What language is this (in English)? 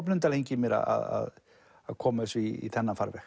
Icelandic